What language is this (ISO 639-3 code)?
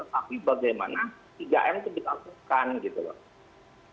ind